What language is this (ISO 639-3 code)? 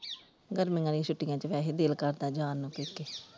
pan